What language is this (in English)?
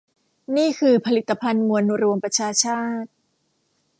Thai